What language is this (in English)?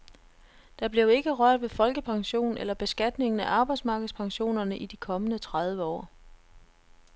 Danish